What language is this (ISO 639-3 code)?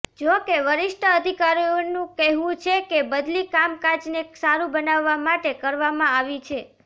guj